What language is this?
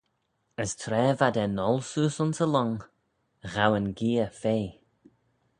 Manx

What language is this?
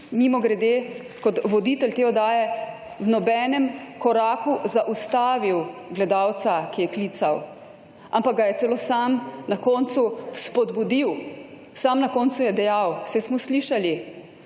Slovenian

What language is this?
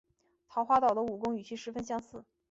Chinese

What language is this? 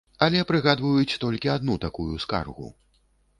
Belarusian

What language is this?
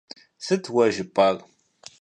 Kabardian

